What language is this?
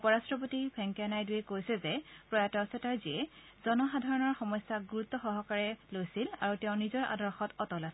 Assamese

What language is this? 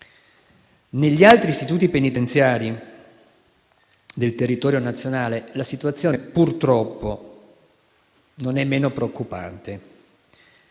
Italian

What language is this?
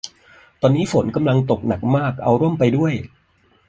Thai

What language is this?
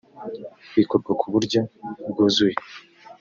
Kinyarwanda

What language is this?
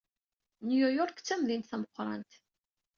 Kabyle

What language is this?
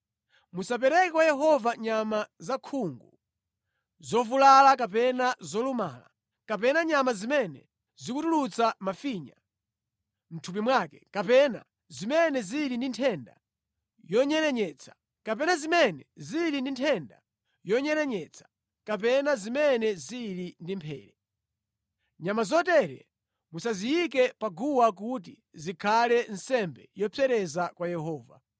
Nyanja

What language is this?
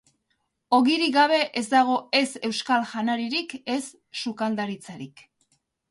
Basque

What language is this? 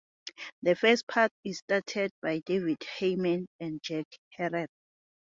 English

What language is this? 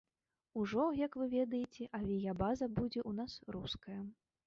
Belarusian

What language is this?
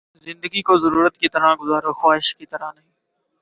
Urdu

